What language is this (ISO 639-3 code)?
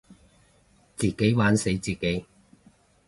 yue